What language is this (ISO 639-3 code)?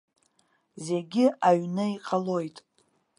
abk